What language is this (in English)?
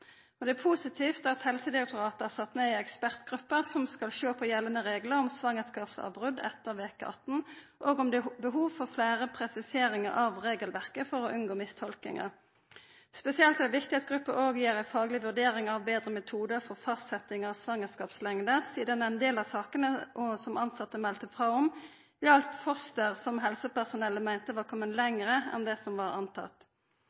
Norwegian Nynorsk